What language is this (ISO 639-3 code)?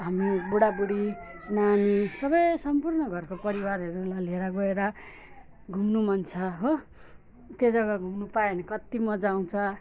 nep